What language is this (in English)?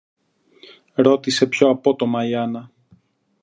Greek